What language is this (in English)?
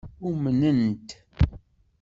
Kabyle